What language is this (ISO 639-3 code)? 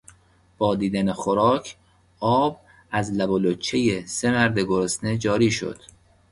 fas